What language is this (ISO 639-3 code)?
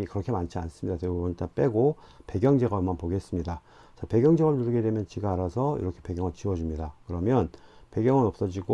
kor